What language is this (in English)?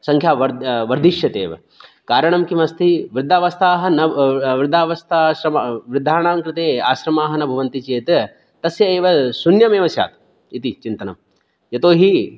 Sanskrit